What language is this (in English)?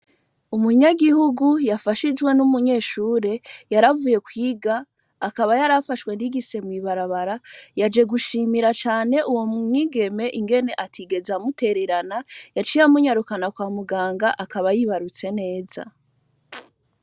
Rundi